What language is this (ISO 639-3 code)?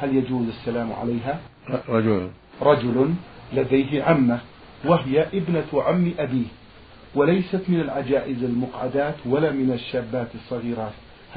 ara